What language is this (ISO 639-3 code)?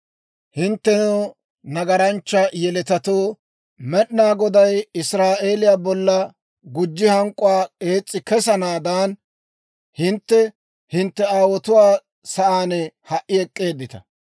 dwr